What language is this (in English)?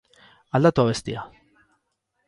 Basque